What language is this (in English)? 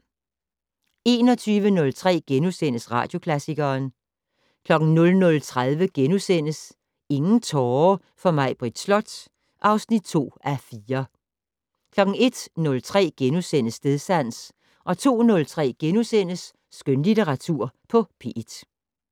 Danish